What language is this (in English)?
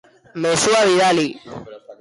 Basque